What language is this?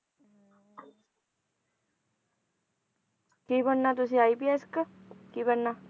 Punjabi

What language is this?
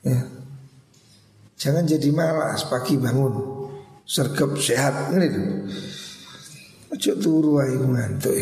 Indonesian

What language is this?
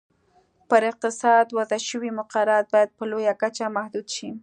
Pashto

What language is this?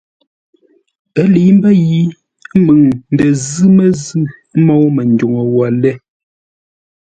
Ngombale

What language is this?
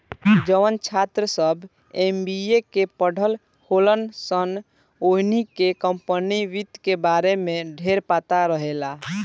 Bhojpuri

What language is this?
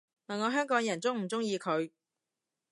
Cantonese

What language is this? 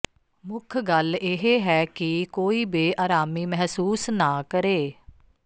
Punjabi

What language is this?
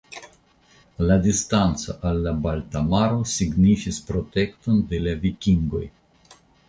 Esperanto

